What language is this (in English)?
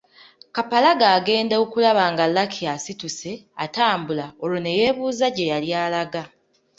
Ganda